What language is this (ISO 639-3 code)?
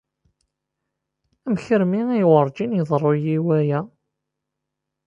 kab